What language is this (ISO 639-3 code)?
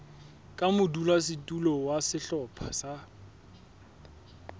sot